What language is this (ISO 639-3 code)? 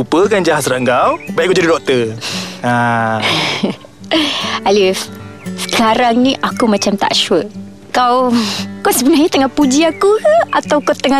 msa